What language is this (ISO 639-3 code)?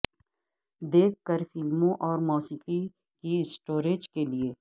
urd